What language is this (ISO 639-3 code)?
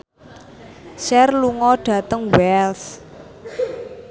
jav